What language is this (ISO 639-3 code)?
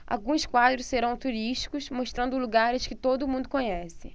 por